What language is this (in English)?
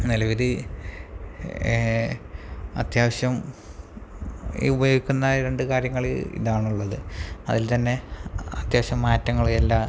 Malayalam